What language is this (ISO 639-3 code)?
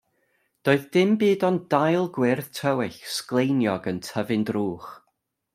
cym